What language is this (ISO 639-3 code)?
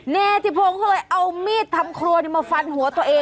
tha